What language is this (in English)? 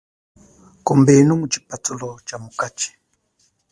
Chokwe